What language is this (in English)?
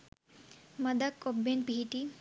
Sinhala